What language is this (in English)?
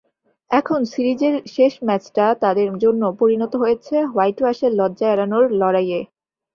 Bangla